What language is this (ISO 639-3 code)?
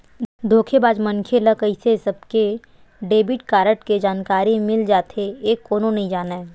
hne